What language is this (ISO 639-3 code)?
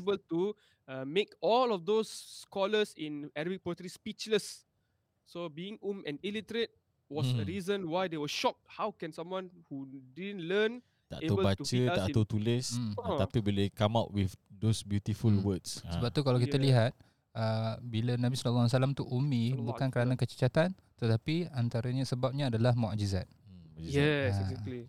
msa